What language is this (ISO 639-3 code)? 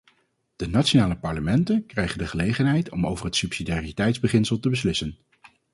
nld